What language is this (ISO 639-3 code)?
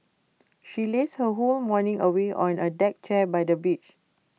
eng